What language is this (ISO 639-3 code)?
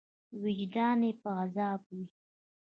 pus